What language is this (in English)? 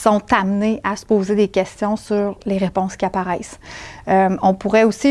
French